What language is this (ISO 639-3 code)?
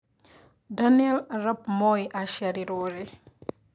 kik